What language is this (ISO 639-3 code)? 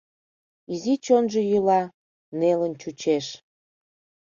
chm